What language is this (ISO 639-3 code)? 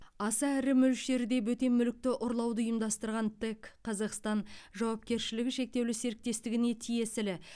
kaz